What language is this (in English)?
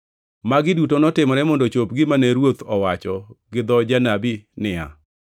Luo (Kenya and Tanzania)